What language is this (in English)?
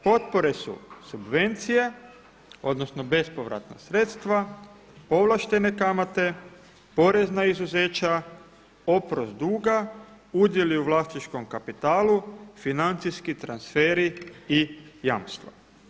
Croatian